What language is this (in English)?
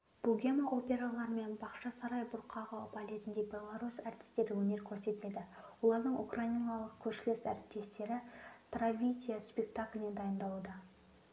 Kazakh